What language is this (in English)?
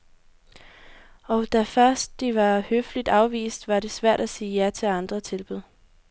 Danish